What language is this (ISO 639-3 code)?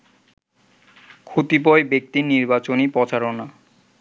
ben